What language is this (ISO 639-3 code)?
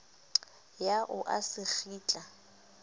sot